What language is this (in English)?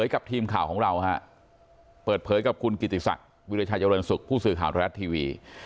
Thai